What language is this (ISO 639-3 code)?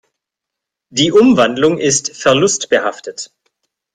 deu